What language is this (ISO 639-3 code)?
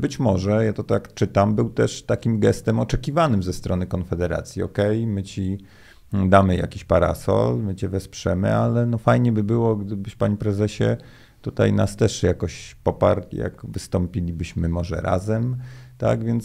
pol